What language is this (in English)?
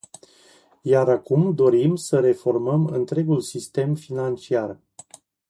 Romanian